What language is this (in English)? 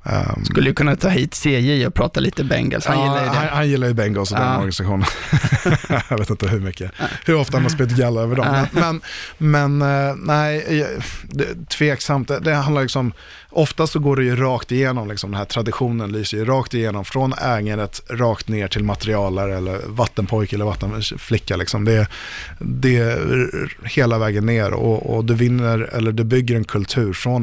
Swedish